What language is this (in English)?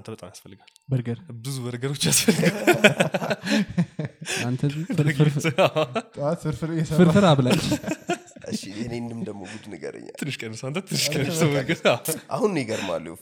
Amharic